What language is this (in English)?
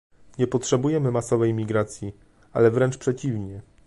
Polish